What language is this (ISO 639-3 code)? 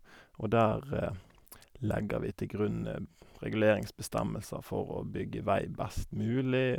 nor